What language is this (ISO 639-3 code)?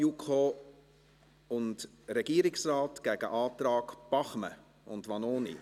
gsw